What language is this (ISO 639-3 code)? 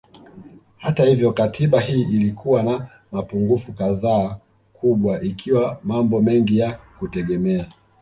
swa